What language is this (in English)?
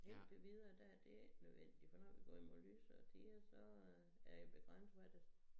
Danish